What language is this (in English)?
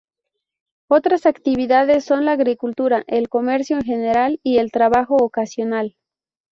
Spanish